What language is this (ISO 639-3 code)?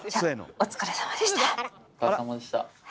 jpn